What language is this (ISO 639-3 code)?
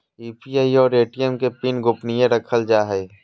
mag